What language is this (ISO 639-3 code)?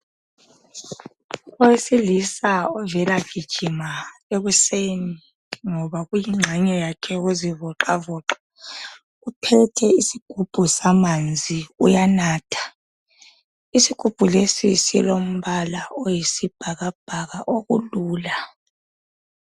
nde